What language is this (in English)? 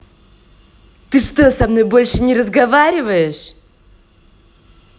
Russian